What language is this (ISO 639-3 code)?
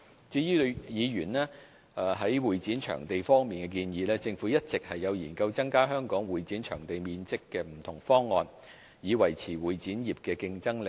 yue